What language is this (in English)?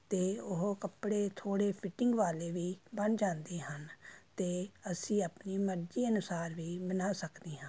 Punjabi